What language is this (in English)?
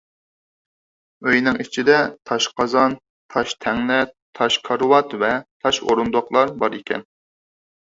Uyghur